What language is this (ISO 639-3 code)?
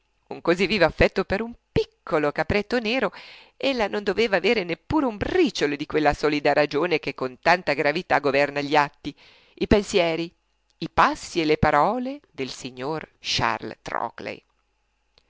ita